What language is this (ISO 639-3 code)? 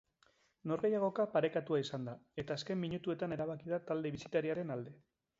eus